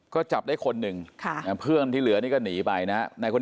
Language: Thai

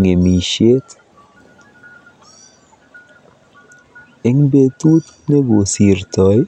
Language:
Kalenjin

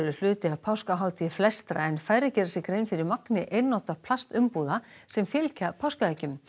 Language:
Icelandic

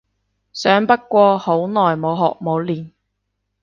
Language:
Cantonese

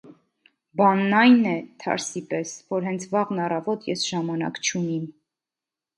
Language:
Armenian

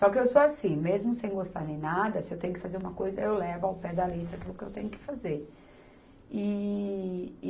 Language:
Portuguese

